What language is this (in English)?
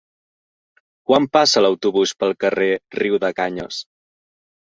Catalan